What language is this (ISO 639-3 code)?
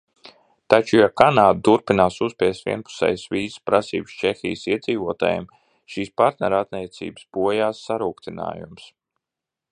lav